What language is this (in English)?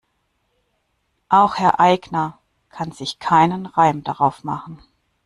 German